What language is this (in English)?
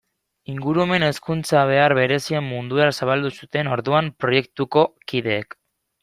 Basque